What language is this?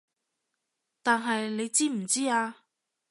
Cantonese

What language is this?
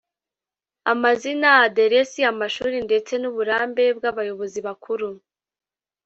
Kinyarwanda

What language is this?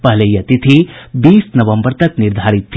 Hindi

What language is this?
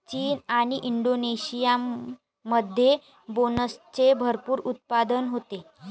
Marathi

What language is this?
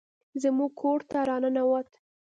Pashto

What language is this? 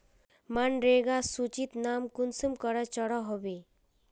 Magahi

